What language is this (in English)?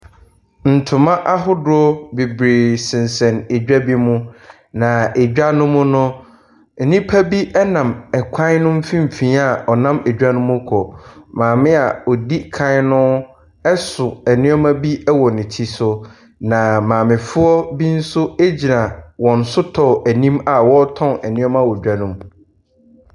Akan